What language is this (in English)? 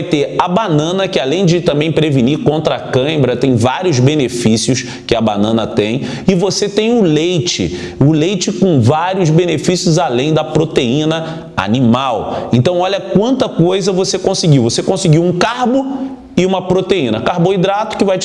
Portuguese